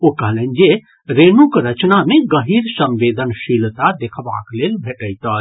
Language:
Maithili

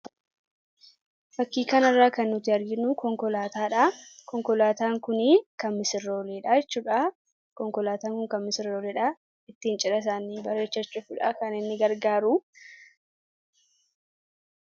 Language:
Oromo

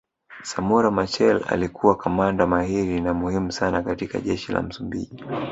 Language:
Swahili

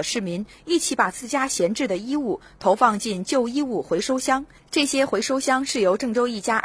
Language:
Chinese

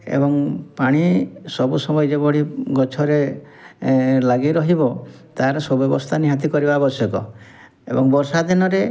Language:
Odia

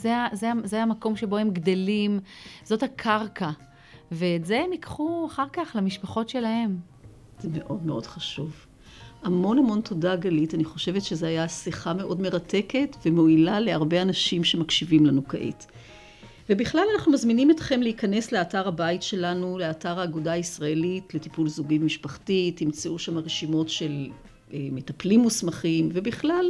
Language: Hebrew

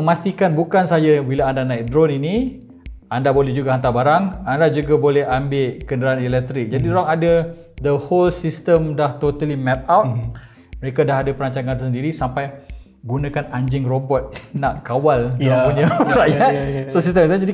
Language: Malay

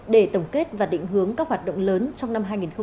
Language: Vietnamese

